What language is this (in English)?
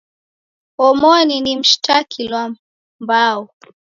Taita